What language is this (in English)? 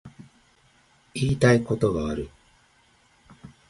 Japanese